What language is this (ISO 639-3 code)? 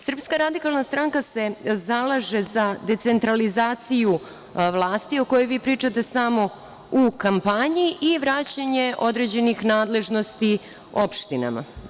srp